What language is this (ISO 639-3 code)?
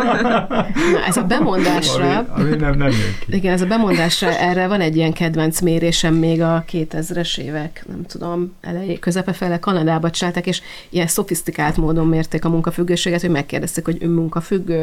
hun